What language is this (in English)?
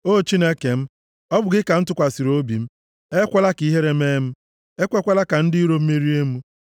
Igbo